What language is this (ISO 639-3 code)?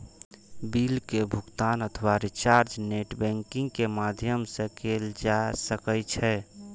mai